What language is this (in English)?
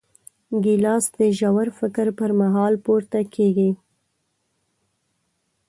Pashto